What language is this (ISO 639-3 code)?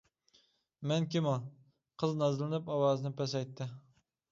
uig